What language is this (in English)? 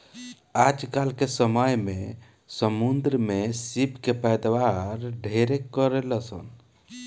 Bhojpuri